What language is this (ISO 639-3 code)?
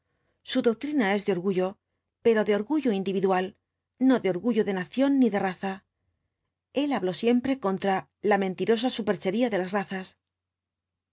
spa